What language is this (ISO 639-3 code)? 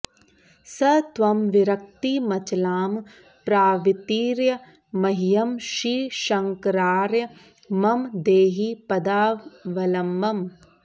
san